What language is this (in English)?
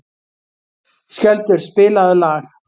Icelandic